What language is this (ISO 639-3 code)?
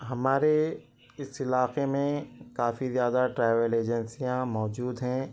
urd